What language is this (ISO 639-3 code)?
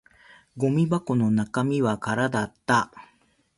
jpn